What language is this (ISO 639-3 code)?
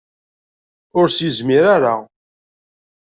kab